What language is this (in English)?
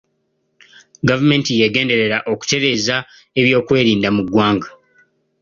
Ganda